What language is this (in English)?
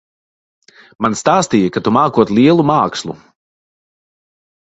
Latvian